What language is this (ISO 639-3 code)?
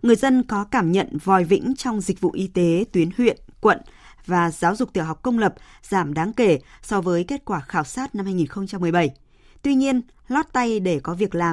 vie